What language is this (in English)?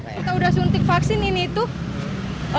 Indonesian